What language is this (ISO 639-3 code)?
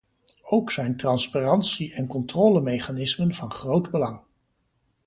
nld